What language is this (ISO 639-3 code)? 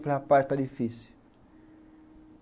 por